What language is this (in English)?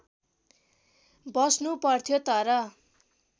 Nepali